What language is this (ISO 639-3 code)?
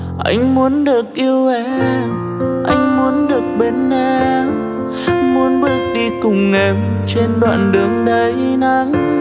vie